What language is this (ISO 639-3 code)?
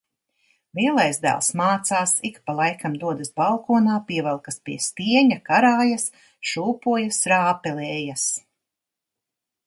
lav